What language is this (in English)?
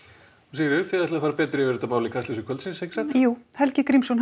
Icelandic